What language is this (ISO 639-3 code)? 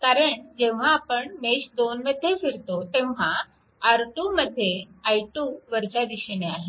mar